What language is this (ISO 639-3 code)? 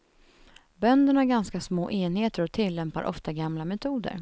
swe